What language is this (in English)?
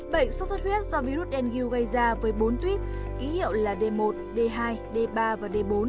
Vietnamese